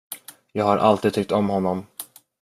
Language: Swedish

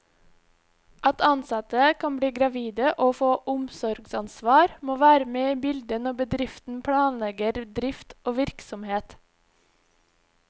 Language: Norwegian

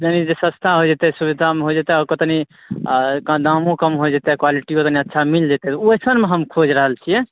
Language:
Maithili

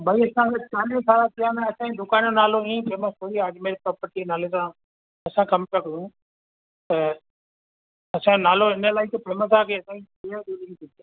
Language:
Sindhi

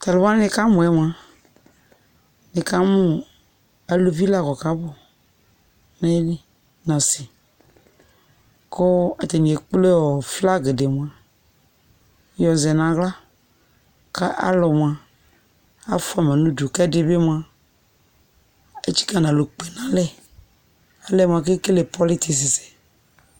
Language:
Ikposo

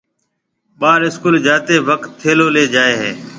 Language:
Marwari (Pakistan)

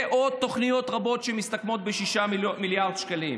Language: Hebrew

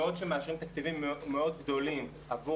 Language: Hebrew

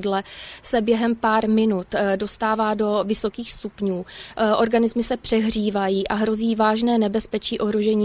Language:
Czech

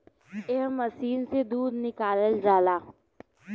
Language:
Bhojpuri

